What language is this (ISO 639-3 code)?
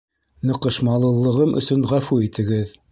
bak